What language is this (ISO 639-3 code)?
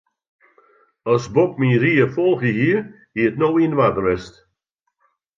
fry